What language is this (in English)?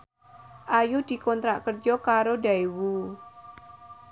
Javanese